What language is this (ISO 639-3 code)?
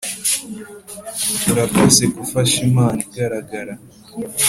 kin